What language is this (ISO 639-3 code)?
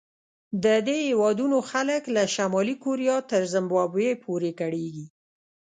pus